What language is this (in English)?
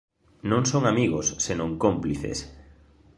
Galician